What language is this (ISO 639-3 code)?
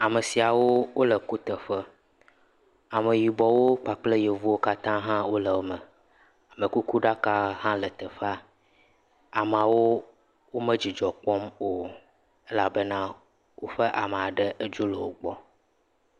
ewe